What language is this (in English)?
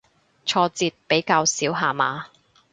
Cantonese